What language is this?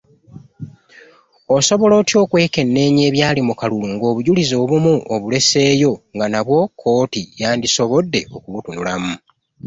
Ganda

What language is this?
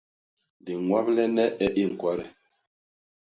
Basaa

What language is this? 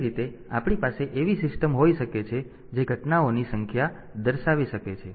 Gujarati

